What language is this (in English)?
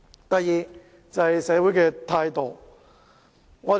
Cantonese